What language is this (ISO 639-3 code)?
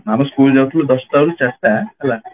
ori